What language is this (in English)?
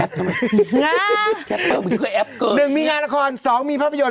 Thai